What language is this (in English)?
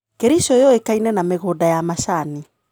Kikuyu